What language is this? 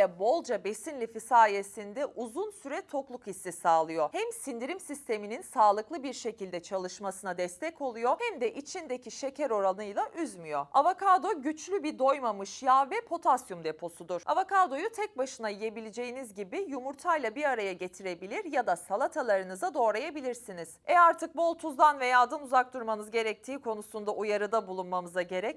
Turkish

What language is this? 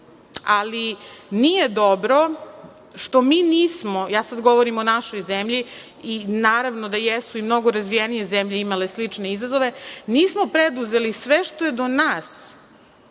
Serbian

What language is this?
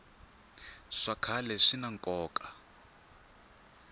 Tsonga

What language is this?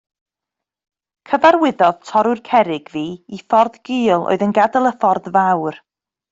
Welsh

